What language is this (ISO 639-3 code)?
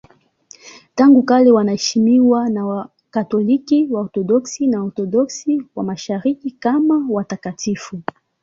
swa